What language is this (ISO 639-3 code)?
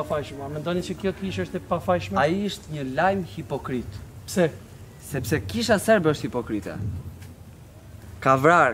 ron